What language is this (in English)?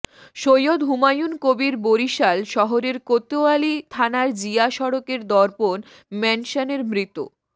Bangla